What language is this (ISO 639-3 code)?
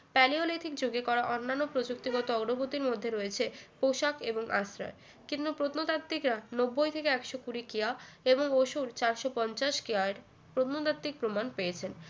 ben